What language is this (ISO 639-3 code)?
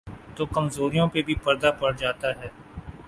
urd